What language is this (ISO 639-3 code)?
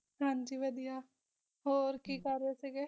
pan